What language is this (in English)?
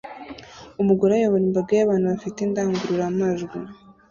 Kinyarwanda